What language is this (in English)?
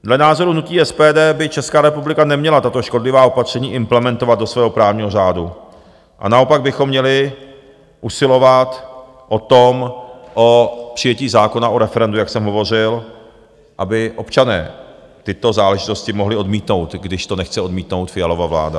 Czech